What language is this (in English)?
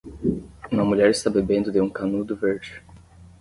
Portuguese